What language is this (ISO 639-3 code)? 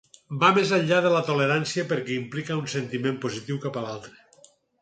cat